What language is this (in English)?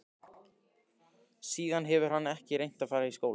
Icelandic